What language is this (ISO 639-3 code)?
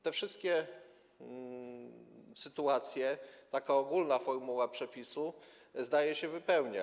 pol